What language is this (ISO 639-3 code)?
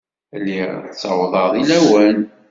kab